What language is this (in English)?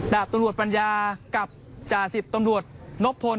Thai